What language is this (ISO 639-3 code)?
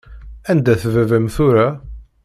kab